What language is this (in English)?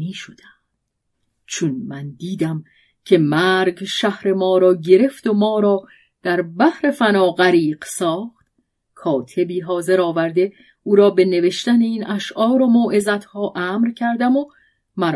Persian